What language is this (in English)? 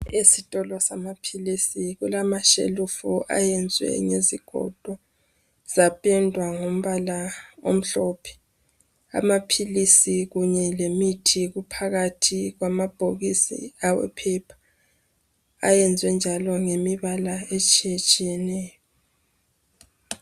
North Ndebele